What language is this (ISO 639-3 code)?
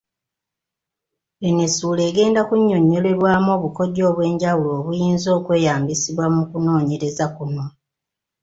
lug